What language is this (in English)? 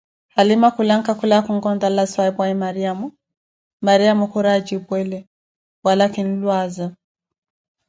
Koti